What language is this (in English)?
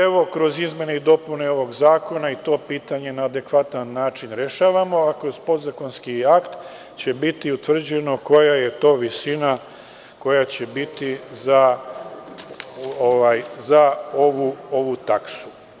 Serbian